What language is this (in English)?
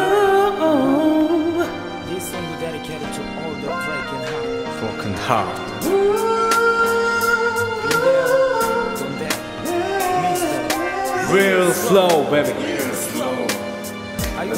Italian